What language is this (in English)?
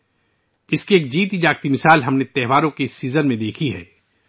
Urdu